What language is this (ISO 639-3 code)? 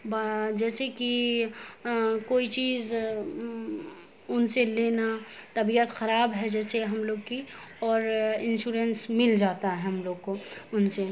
urd